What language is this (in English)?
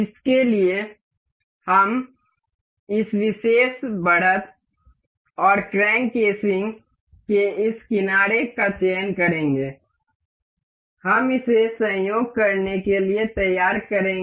Hindi